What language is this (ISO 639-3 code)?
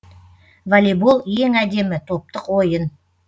kaz